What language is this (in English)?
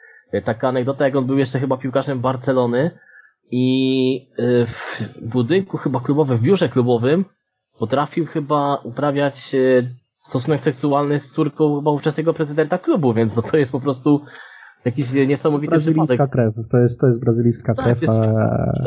Polish